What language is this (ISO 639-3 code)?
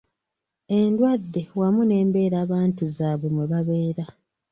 lug